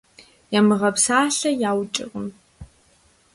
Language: Kabardian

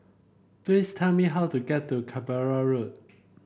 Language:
English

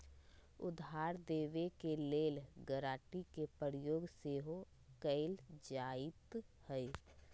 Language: Magahi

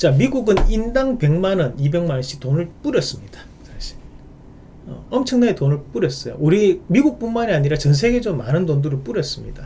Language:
Korean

